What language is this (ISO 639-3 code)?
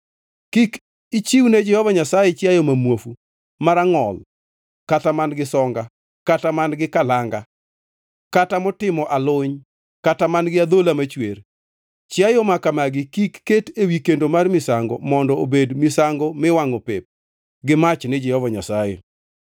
luo